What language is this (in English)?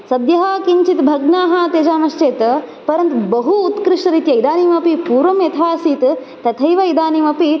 Sanskrit